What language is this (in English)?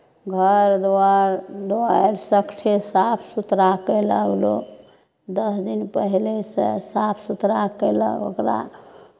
Maithili